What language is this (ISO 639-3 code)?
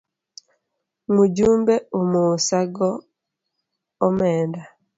luo